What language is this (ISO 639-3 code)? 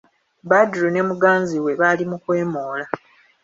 lug